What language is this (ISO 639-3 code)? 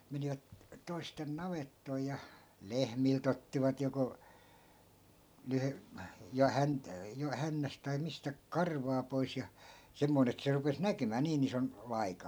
fin